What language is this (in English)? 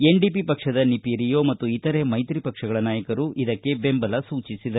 Kannada